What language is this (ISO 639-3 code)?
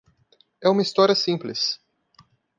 por